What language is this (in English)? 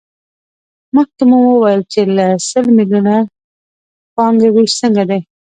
Pashto